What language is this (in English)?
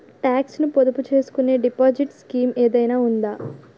Telugu